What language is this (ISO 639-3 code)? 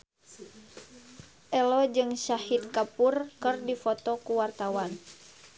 sun